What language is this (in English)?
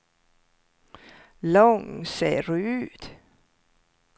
Swedish